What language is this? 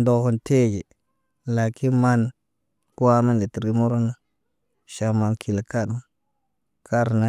Naba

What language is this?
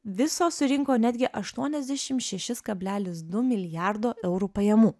Lithuanian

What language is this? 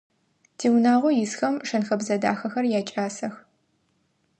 Adyghe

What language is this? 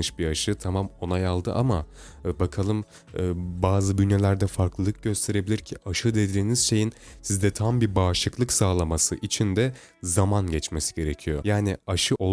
Turkish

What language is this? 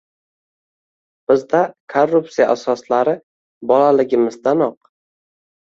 Uzbek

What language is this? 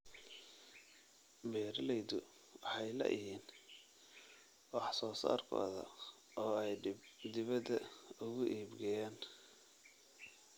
Somali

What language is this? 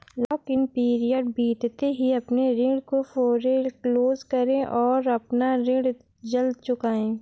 Hindi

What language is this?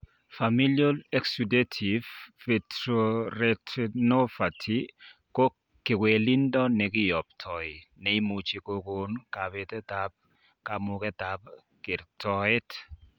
Kalenjin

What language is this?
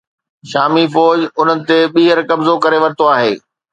Sindhi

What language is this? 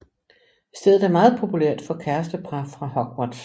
Danish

